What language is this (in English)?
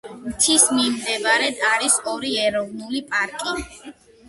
Georgian